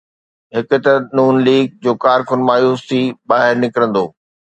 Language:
Sindhi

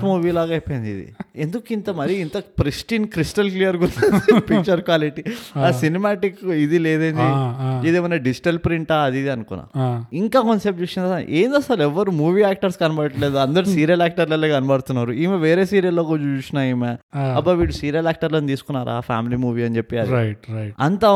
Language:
Telugu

